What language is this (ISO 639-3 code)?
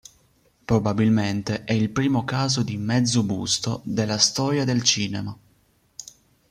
ita